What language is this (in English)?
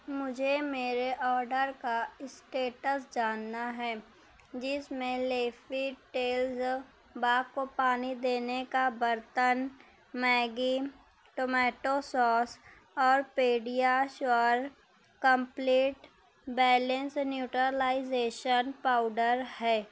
Urdu